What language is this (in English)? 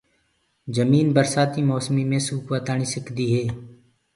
Gurgula